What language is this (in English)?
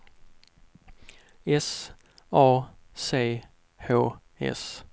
Swedish